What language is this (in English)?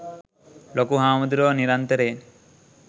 Sinhala